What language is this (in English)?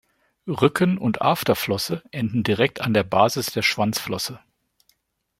German